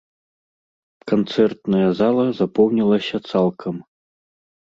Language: Belarusian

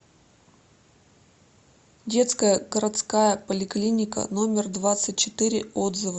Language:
Russian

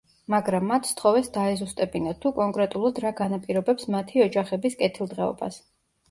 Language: Georgian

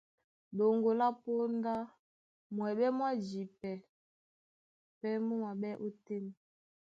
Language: Duala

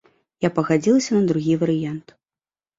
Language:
Belarusian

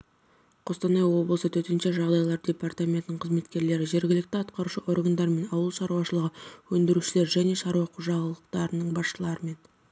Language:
Kazakh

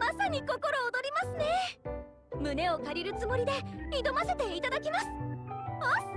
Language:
Japanese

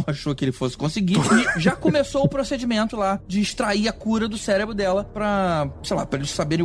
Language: Portuguese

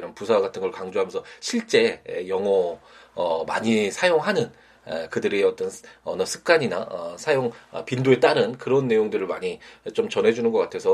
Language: Korean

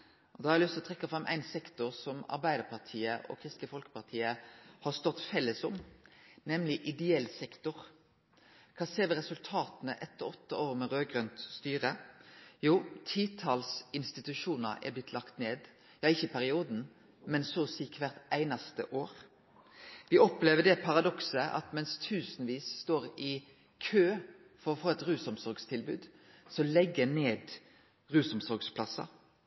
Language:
Norwegian Nynorsk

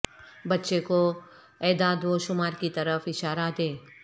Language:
Urdu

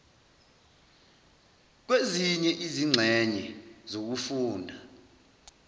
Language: Zulu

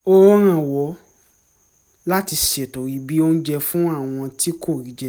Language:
Yoruba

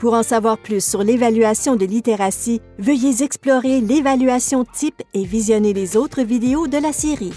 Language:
French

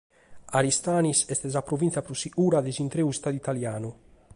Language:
Sardinian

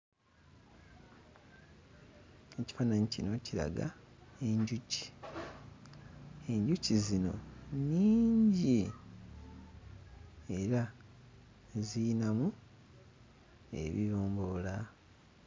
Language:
Ganda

